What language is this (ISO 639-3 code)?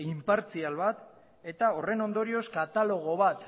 eus